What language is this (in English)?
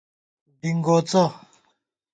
Gawar-Bati